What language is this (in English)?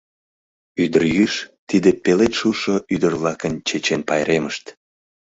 Mari